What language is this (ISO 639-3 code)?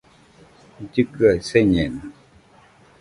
hux